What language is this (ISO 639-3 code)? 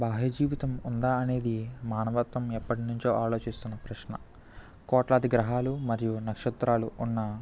tel